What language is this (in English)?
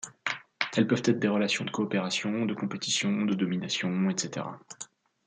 French